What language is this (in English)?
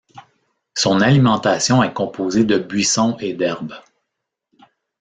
French